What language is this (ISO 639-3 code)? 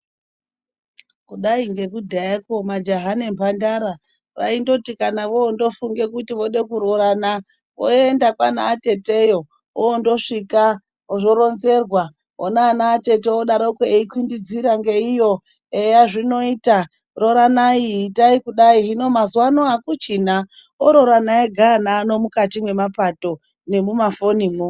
ndc